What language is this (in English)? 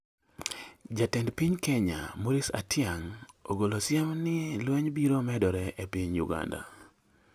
Luo (Kenya and Tanzania)